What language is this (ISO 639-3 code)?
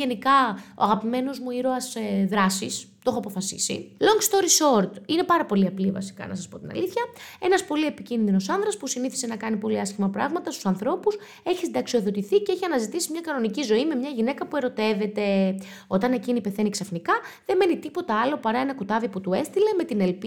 ell